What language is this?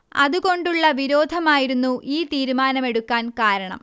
Malayalam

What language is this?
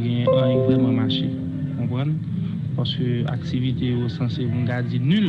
French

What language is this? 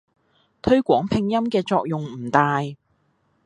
Cantonese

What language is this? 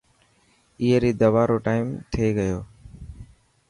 Dhatki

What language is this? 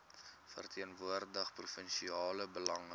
Afrikaans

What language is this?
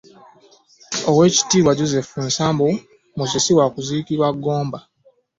Ganda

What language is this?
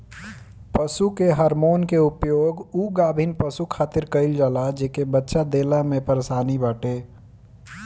Bhojpuri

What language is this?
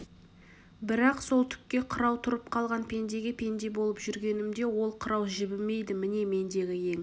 Kazakh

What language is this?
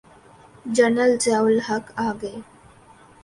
Urdu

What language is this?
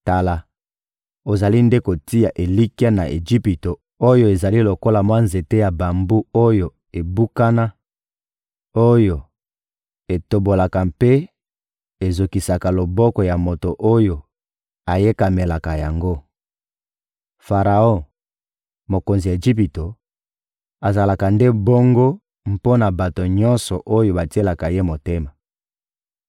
Lingala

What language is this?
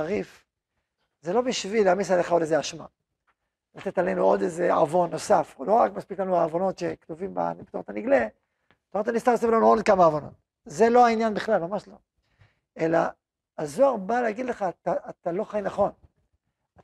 Hebrew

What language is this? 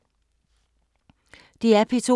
Danish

